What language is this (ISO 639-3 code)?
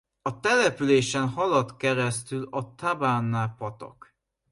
hun